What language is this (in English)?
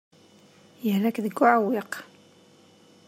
Kabyle